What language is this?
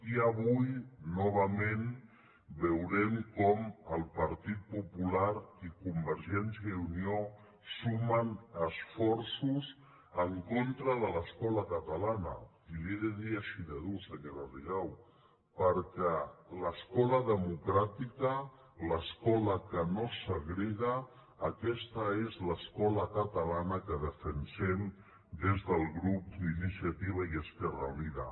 Catalan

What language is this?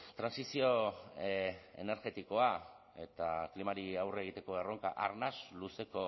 Basque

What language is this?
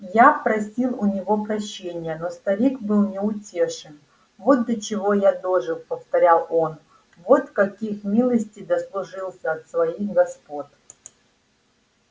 Russian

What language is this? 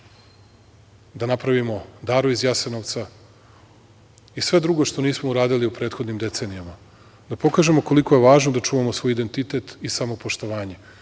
Serbian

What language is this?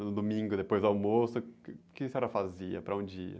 Portuguese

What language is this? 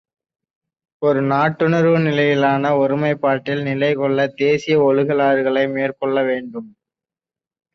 Tamil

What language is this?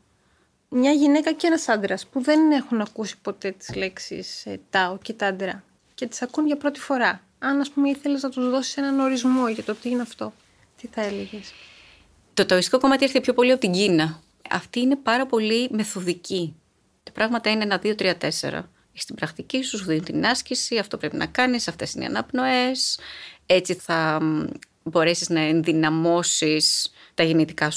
Greek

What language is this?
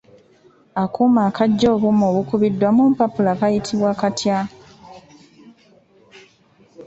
Ganda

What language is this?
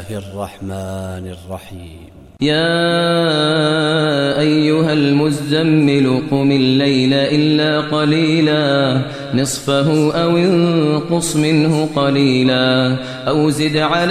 Arabic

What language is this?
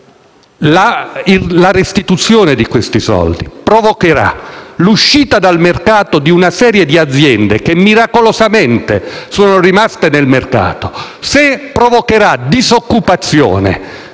Italian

